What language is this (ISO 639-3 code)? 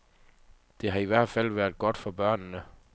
dan